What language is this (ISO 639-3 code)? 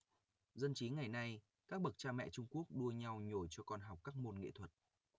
vie